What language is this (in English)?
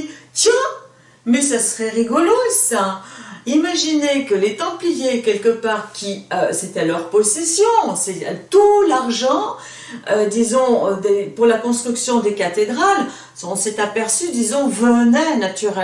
French